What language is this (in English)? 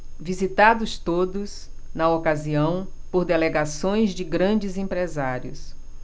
Portuguese